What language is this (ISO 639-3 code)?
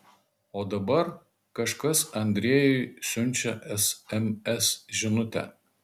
lit